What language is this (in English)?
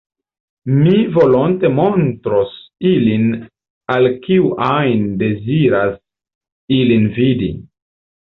Esperanto